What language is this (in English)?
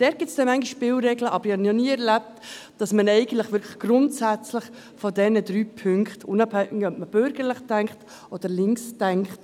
Swiss German